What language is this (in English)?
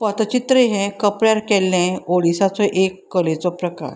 Konkani